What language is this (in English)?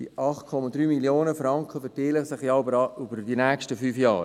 Swiss German